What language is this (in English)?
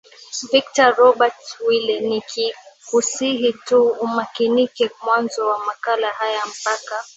Swahili